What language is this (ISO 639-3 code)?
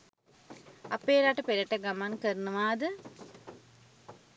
sin